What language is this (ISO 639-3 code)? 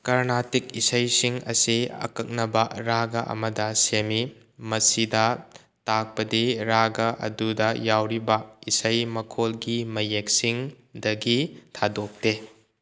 mni